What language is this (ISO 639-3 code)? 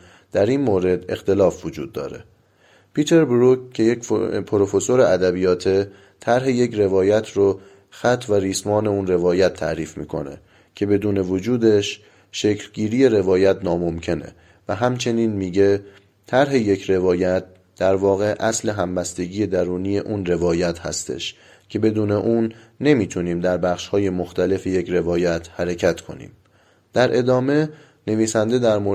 fas